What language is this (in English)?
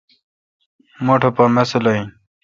Kalkoti